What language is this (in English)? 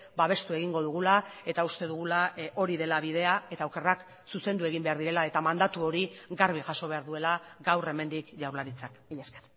Basque